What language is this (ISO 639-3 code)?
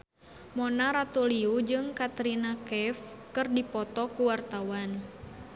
sun